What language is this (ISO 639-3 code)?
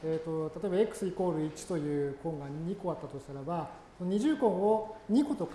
jpn